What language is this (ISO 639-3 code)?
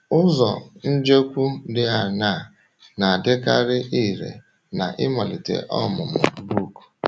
ibo